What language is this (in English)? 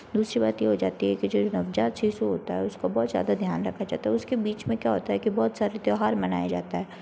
Hindi